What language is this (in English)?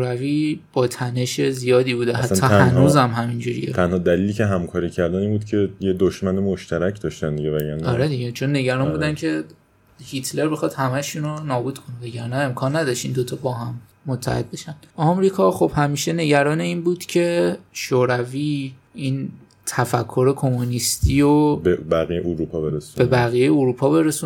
Persian